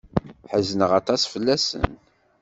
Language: Kabyle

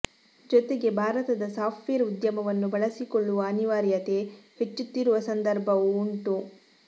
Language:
Kannada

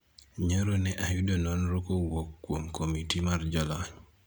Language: Luo (Kenya and Tanzania)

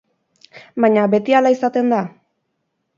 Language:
Basque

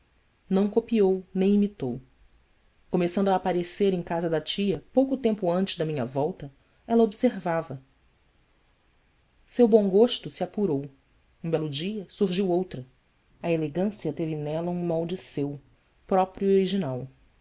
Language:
Portuguese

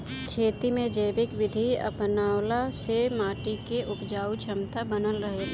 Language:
Bhojpuri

